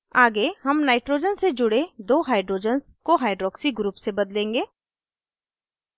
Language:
Hindi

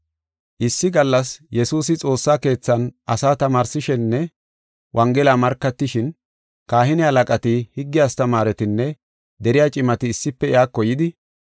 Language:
Gofa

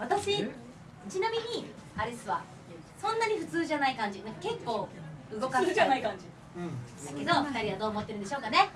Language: Japanese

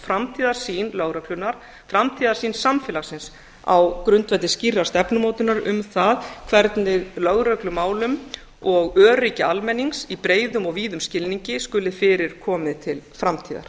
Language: Icelandic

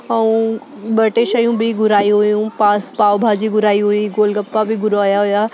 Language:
Sindhi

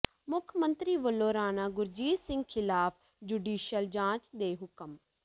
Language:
Punjabi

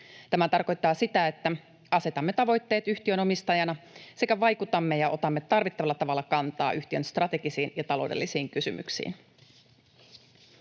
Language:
Finnish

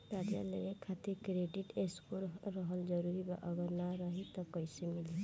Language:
Bhojpuri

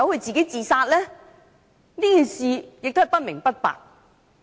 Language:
Cantonese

